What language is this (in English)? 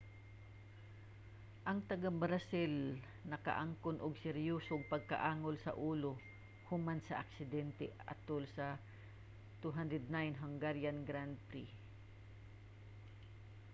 Cebuano